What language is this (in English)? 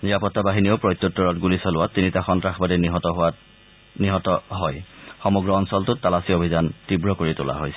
Assamese